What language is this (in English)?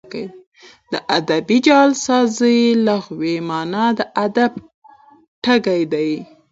Pashto